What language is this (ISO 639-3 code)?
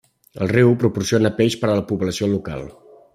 cat